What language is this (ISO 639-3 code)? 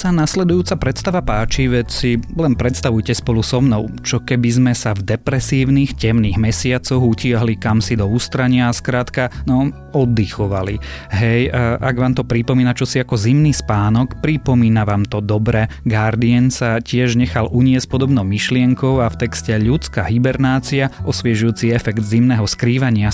slk